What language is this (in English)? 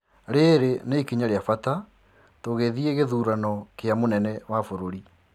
Kikuyu